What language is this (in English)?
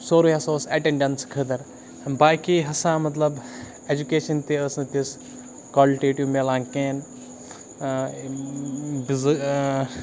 Kashmiri